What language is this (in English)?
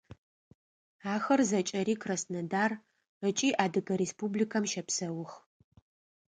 Adyghe